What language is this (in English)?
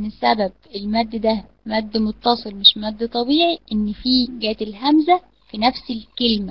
Arabic